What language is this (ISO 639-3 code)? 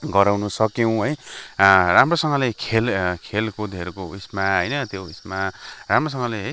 nep